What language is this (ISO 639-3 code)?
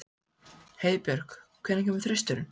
isl